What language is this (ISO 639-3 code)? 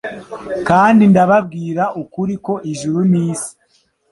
kin